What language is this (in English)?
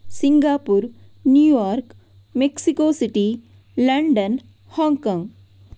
Kannada